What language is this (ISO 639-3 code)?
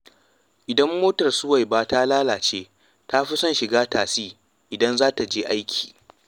hau